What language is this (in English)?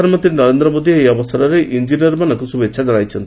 Odia